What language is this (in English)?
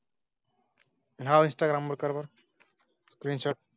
Marathi